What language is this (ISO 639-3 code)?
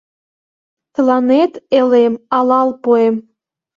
chm